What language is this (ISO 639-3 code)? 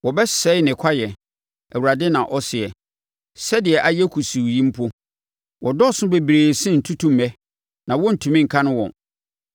aka